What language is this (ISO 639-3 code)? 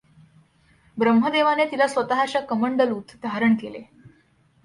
mar